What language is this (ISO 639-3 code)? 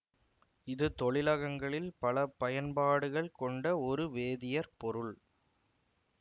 tam